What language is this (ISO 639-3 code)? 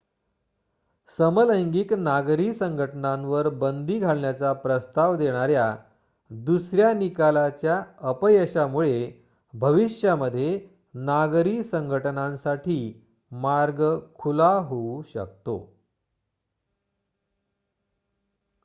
mar